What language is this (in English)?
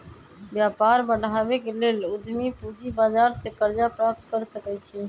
Magahi